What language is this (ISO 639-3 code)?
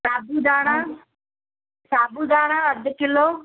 snd